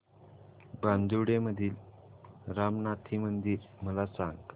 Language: Marathi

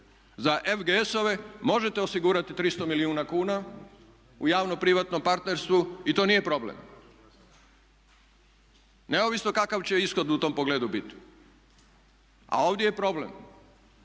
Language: Croatian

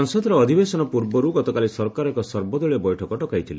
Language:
Odia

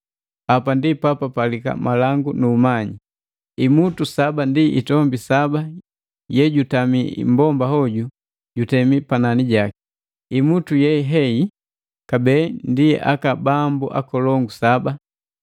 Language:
Matengo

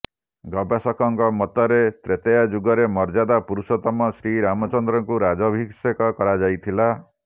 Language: Odia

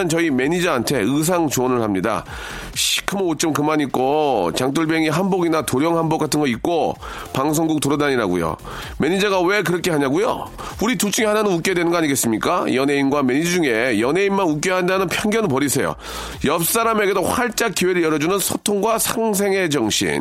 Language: Korean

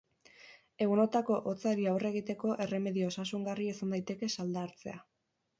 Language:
Basque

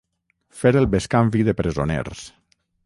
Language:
Catalan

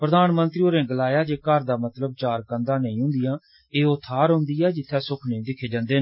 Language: Dogri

